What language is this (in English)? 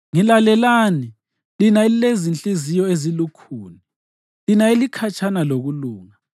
North Ndebele